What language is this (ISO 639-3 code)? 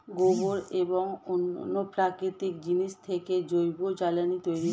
ben